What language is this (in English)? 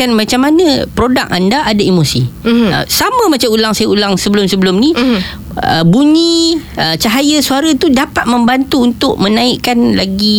Malay